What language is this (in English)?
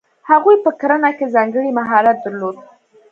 Pashto